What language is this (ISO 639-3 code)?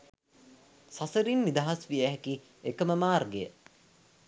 sin